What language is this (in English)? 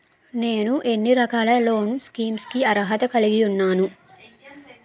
Telugu